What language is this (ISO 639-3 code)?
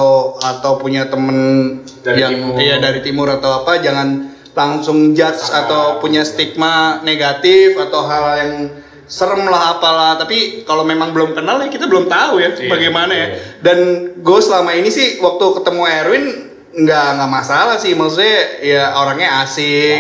ind